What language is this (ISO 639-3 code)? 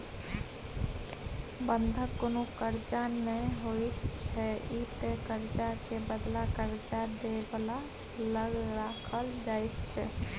mai